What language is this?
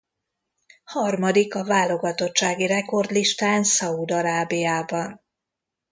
Hungarian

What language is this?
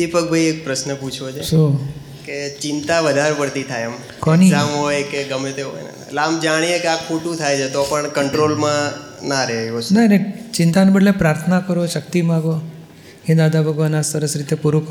Gujarati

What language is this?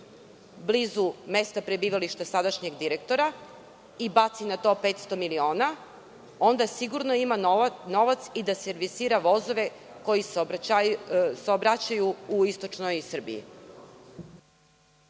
Serbian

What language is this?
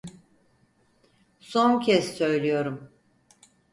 Turkish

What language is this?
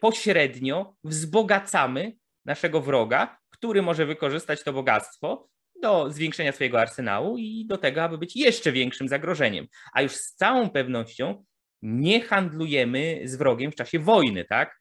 Polish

